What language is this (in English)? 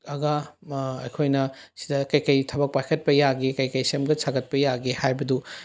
Manipuri